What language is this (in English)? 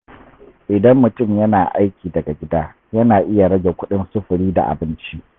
Hausa